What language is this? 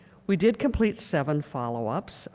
English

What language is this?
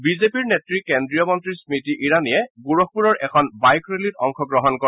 Assamese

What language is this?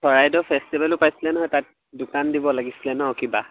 Assamese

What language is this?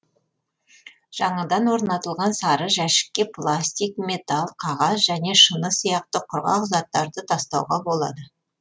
Kazakh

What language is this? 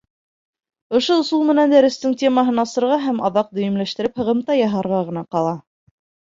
Bashkir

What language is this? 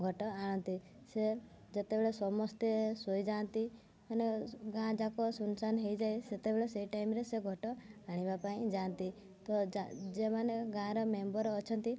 Odia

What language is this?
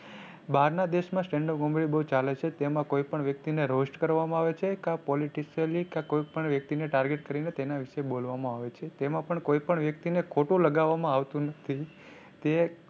Gujarati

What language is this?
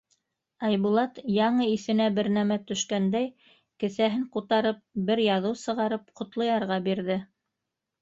Bashkir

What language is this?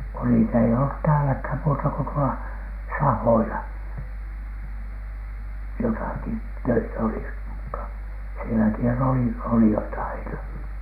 Finnish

